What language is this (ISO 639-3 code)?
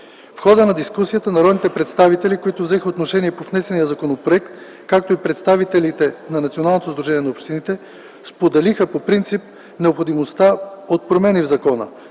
bul